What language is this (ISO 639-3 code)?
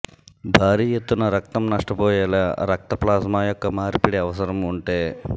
tel